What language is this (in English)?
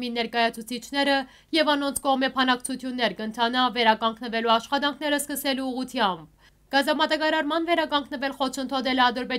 Turkish